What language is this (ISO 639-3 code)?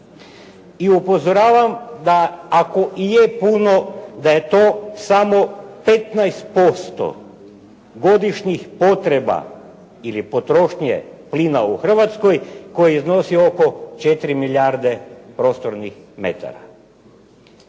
hrv